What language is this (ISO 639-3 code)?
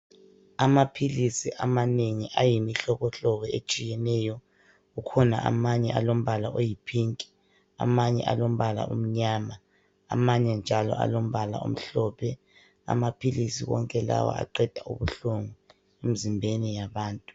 nde